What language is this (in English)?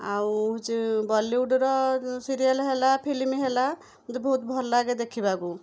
Odia